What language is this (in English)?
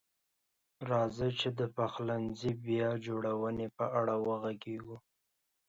Pashto